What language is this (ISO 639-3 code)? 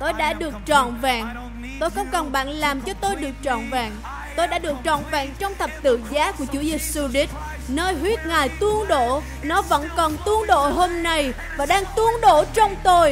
vie